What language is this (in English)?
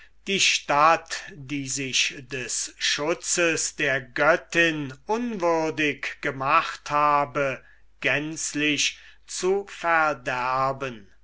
German